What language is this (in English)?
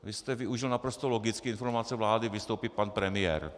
Czech